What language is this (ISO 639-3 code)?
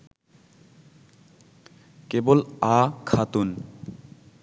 ben